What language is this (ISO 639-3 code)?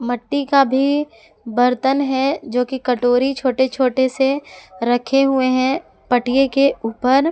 hin